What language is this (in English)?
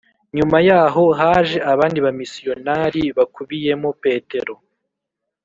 Kinyarwanda